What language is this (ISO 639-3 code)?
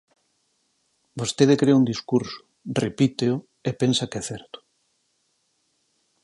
glg